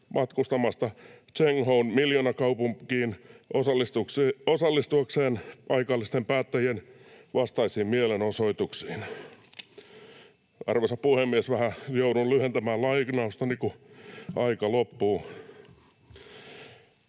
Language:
Finnish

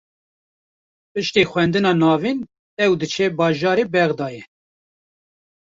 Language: Kurdish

